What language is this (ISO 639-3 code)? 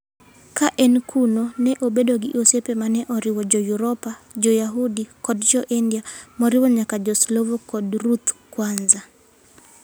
luo